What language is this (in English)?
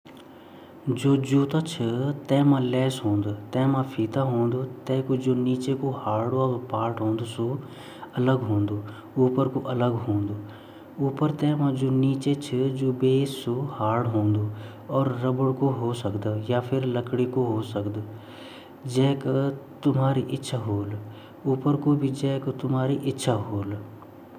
Garhwali